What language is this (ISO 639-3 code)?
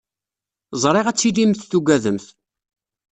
kab